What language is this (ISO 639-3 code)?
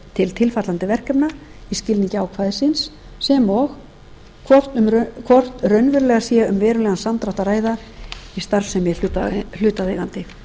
isl